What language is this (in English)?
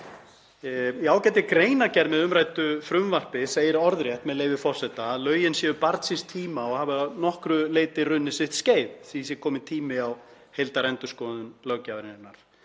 Icelandic